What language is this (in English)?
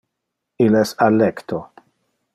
Interlingua